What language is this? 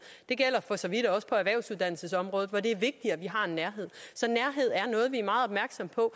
Danish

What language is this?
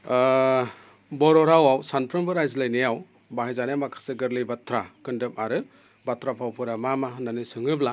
Bodo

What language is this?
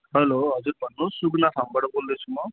Nepali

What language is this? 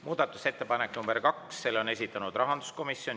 Estonian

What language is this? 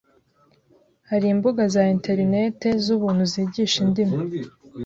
Kinyarwanda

